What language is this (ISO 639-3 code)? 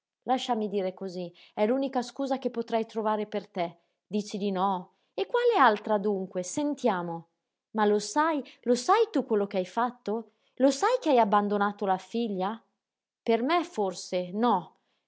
ita